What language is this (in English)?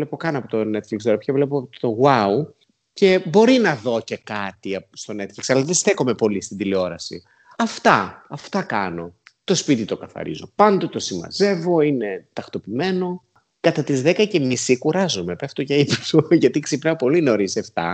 Greek